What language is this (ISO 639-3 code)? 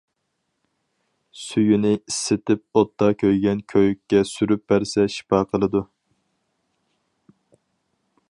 uig